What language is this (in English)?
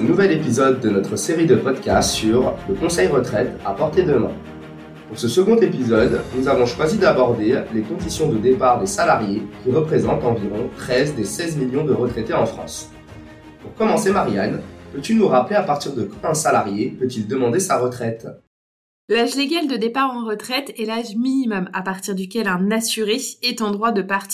French